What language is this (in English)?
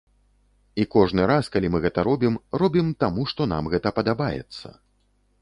Belarusian